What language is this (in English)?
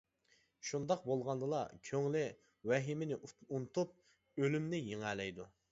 Uyghur